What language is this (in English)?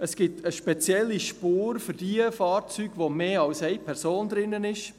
Swiss German